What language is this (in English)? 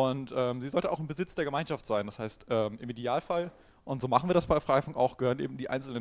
German